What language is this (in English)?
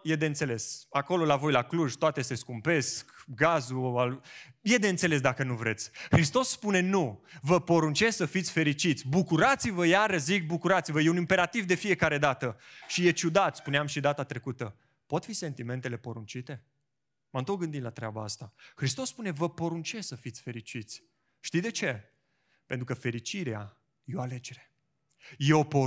Romanian